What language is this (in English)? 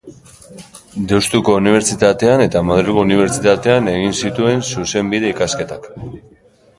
Basque